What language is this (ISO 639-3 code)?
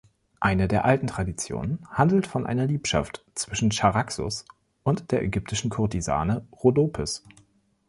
deu